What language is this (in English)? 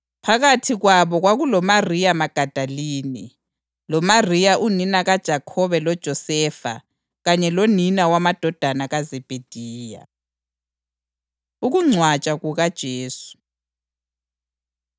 North Ndebele